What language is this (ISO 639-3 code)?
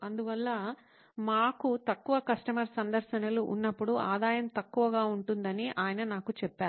tel